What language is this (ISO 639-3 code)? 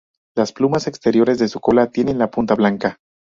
spa